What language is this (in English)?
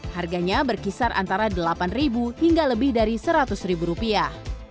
Indonesian